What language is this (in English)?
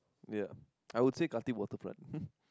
English